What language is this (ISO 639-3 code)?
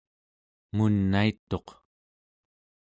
esu